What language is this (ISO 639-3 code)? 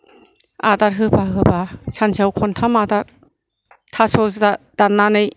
brx